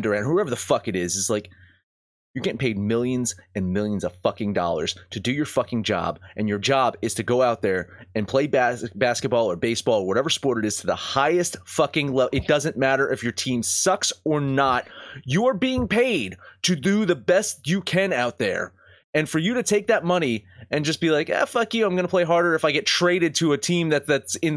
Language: English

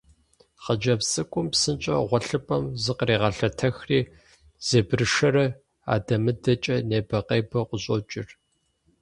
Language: Kabardian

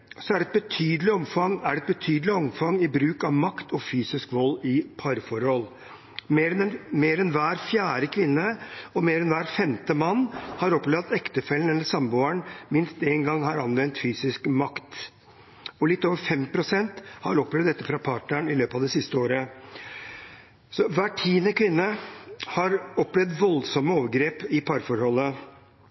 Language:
Norwegian Bokmål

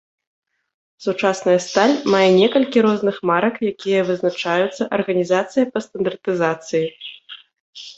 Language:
Belarusian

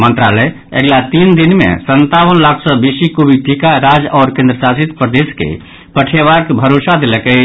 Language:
Maithili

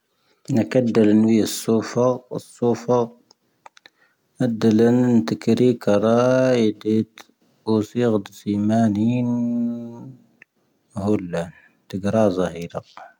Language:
Tahaggart Tamahaq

